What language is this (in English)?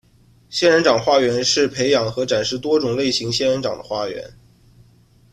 Chinese